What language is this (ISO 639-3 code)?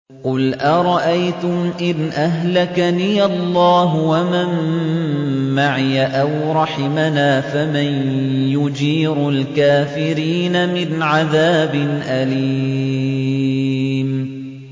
ara